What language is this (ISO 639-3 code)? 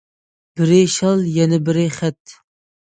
uig